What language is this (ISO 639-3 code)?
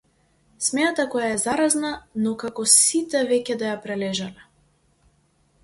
mkd